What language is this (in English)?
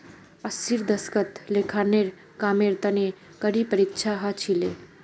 Magahi